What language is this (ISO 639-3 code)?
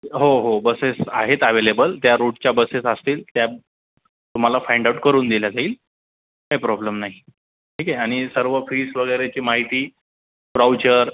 mar